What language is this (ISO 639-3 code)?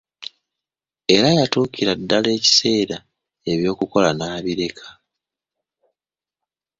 lug